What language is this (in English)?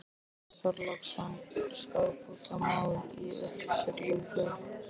Icelandic